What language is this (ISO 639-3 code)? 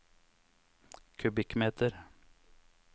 nor